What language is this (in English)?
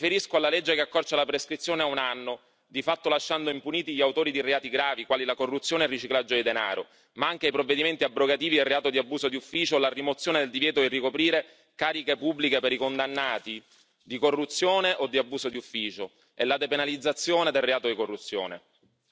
Italian